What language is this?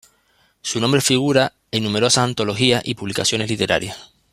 Spanish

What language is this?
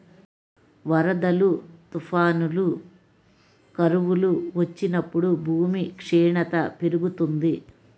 Telugu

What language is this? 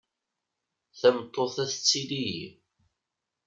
Kabyle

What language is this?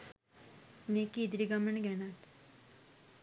Sinhala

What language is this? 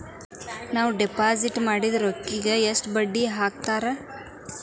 Kannada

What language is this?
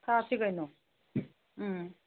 Manipuri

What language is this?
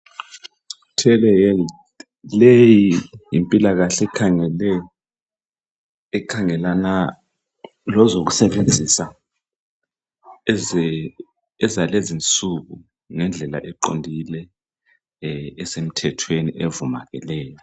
North Ndebele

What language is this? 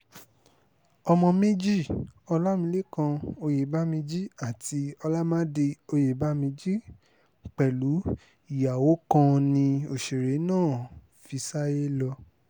Yoruba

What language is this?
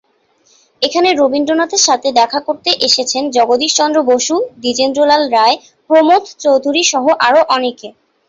Bangla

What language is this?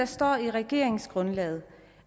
Danish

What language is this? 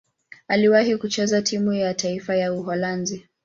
Swahili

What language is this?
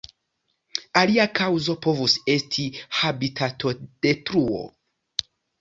Esperanto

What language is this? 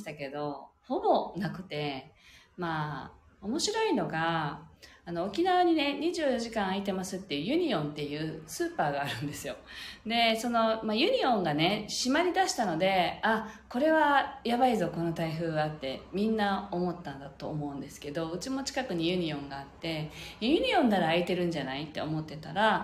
Japanese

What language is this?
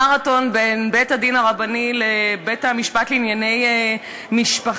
Hebrew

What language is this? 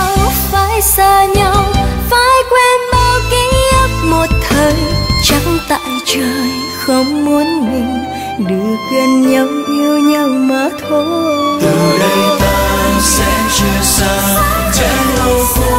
Vietnamese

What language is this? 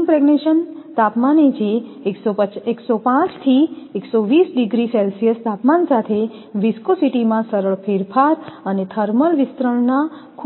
Gujarati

